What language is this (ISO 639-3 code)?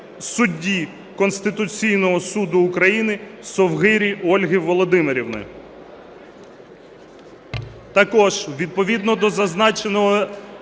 ukr